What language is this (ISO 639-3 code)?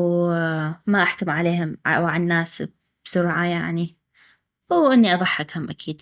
ayp